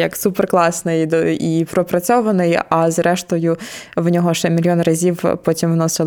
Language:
Ukrainian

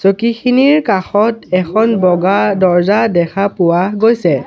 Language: Assamese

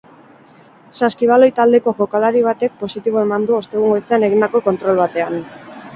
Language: Basque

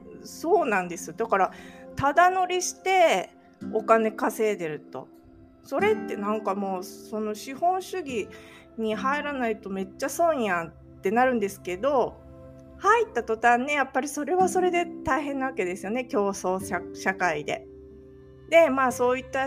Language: Japanese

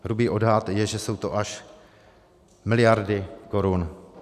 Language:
Czech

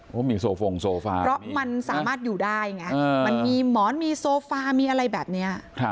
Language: Thai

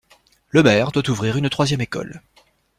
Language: French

